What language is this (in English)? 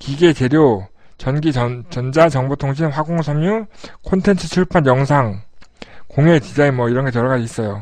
Korean